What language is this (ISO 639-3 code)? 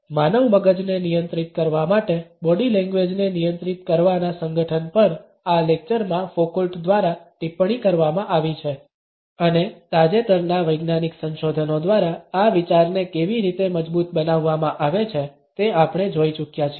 guj